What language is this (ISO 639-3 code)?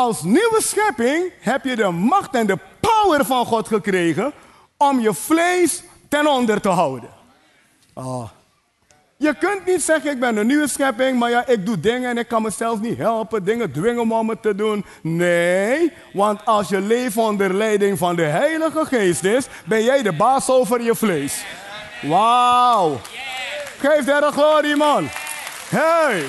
nld